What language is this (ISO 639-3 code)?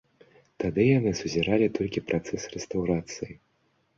bel